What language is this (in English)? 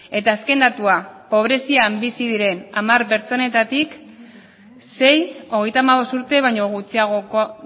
Basque